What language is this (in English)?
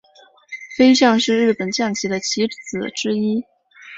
Chinese